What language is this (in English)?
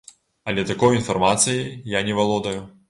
Belarusian